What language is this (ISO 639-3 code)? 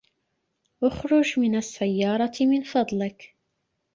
ara